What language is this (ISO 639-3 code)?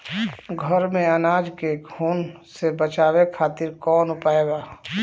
bho